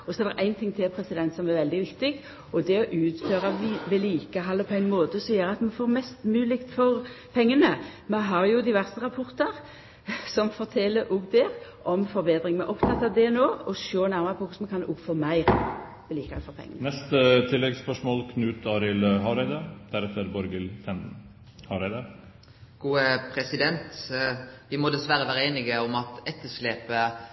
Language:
Norwegian Nynorsk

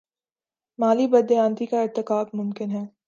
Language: Urdu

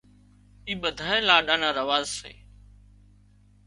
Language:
Wadiyara Koli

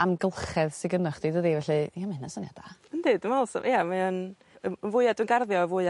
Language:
Welsh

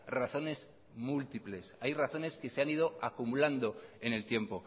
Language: Spanish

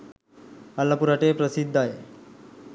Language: Sinhala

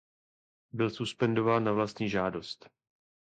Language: Czech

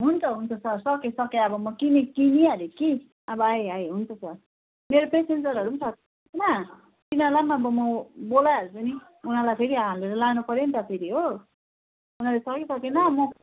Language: Nepali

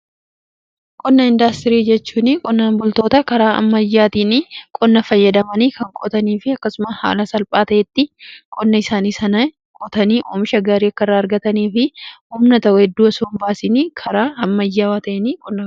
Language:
Oromo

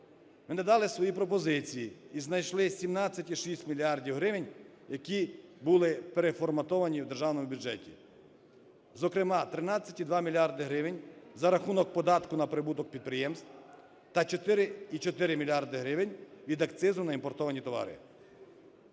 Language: Ukrainian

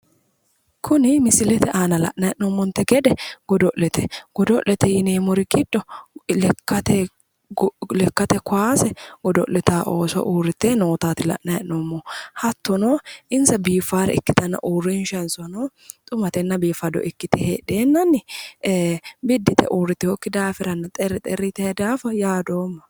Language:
Sidamo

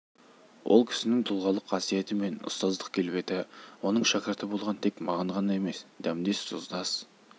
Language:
Kazakh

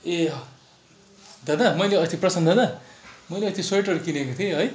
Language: Nepali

